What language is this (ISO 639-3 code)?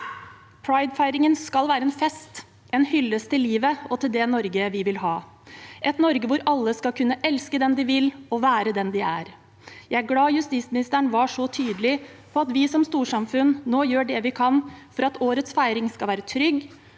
nor